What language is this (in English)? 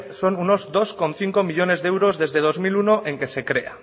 Spanish